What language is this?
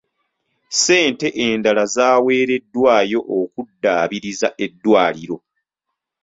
Ganda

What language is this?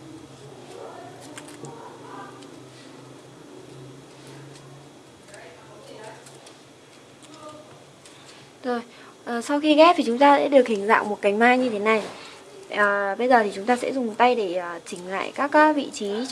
Vietnamese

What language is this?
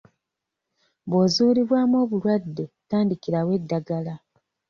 Ganda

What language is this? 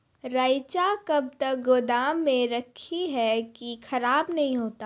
Maithili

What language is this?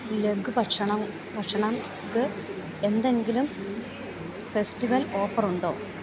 Malayalam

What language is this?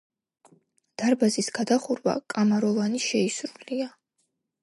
Georgian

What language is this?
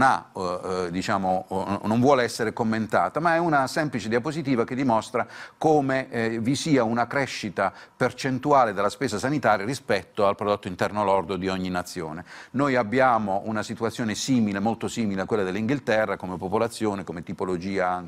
Italian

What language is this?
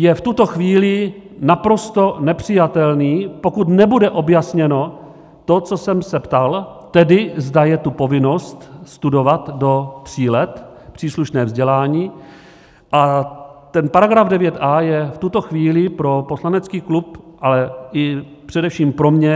Czech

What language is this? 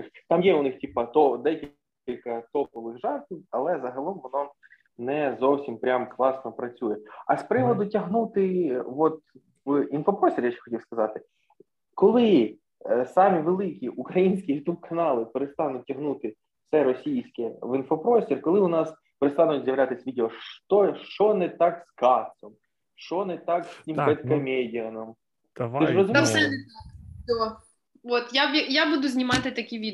Ukrainian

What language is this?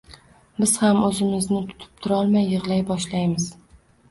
Uzbek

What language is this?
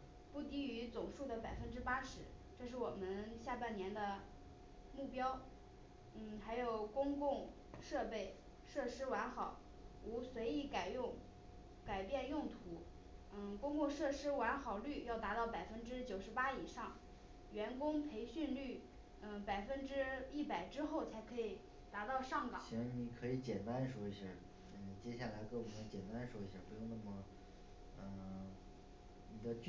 Chinese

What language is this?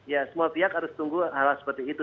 Indonesian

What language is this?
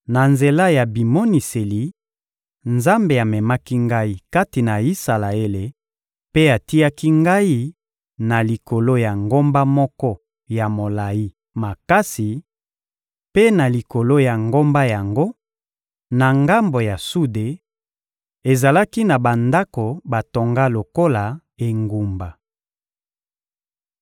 Lingala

